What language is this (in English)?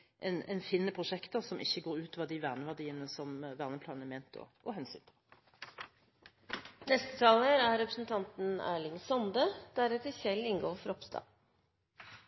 Norwegian